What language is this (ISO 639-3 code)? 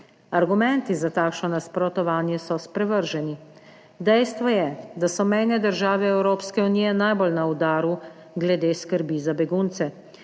slv